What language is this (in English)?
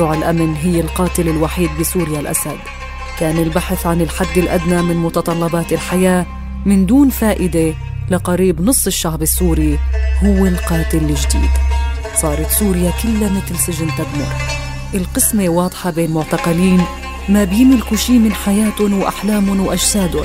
Arabic